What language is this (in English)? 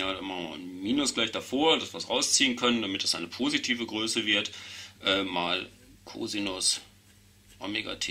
German